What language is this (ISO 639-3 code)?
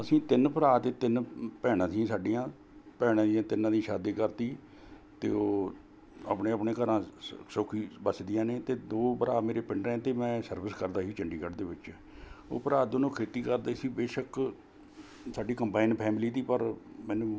pan